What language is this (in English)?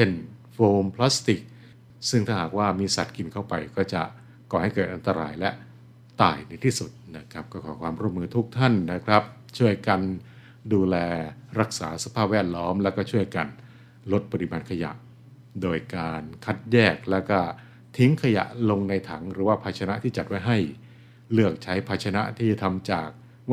Thai